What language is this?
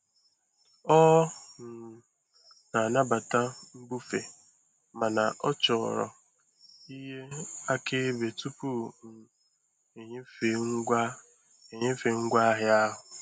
Igbo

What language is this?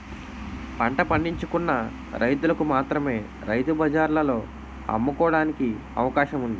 Telugu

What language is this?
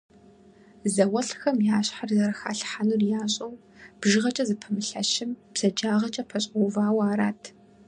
Kabardian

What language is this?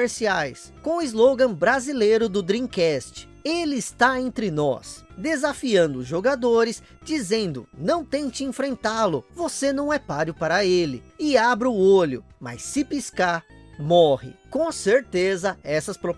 Portuguese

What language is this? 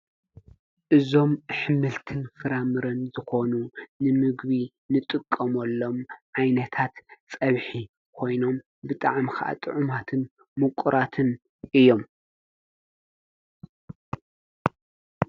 Tigrinya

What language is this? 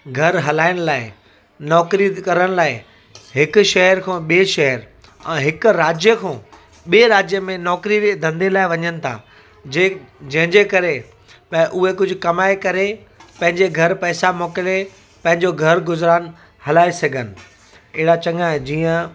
Sindhi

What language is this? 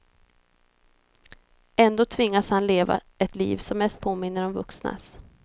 Swedish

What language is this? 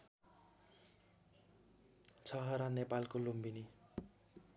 Nepali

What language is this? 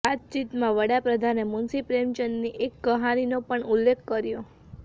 Gujarati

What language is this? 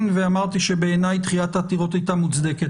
Hebrew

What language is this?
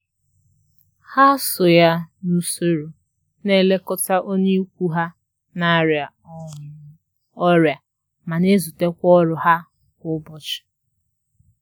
Igbo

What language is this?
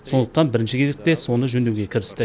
Kazakh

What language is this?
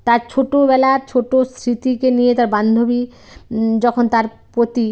Bangla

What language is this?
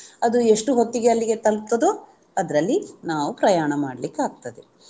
Kannada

